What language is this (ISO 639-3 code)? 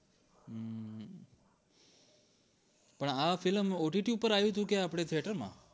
guj